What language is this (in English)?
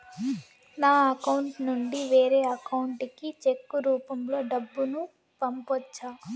Telugu